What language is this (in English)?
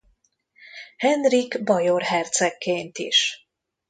Hungarian